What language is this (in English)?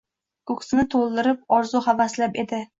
Uzbek